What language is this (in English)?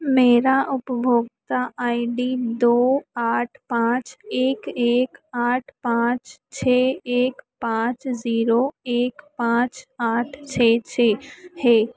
Hindi